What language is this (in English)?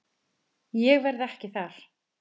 Icelandic